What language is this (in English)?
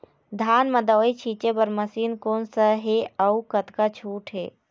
Chhattisgarhi